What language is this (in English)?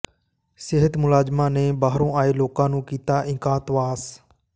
Punjabi